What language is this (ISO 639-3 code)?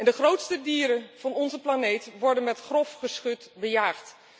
nld